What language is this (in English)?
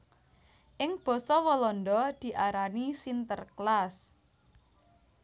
Javanese